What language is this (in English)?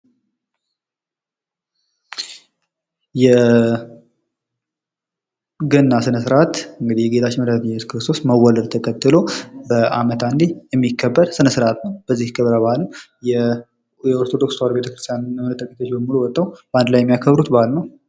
Amharic